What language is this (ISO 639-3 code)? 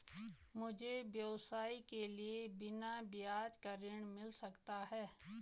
hin